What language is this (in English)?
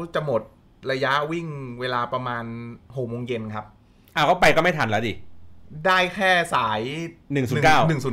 Thai